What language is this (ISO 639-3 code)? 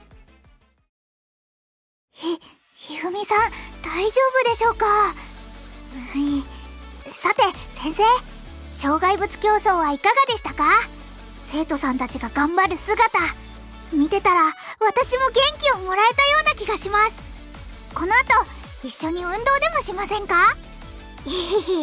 jpn